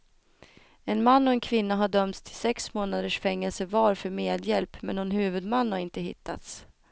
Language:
Swedish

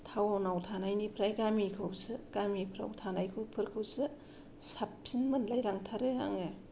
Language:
Bodo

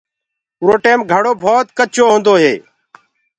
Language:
Gurgula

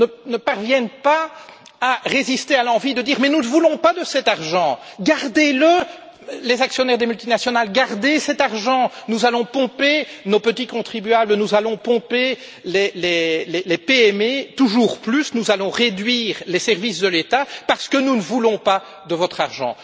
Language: French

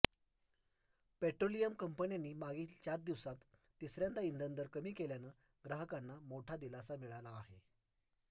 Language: Marathi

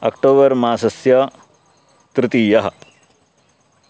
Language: Sanskrit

